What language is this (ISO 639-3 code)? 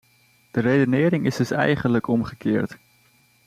nld